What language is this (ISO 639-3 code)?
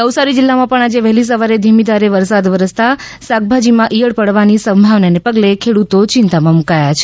guj